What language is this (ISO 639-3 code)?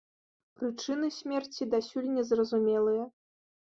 bel